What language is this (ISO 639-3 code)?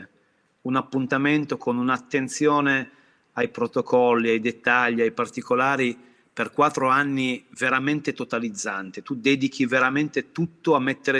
ita